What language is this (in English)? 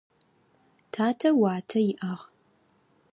Adyghe